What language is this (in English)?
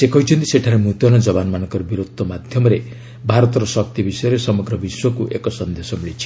Odia